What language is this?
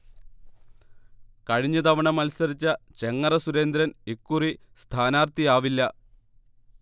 Malayalam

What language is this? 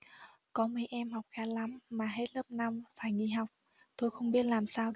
Vietnamese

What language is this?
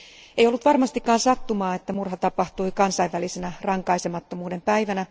Finnish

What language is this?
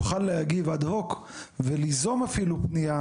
Hebrew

